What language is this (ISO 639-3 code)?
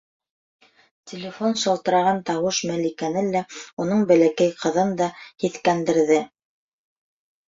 bak